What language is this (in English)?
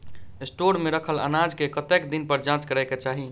Maithili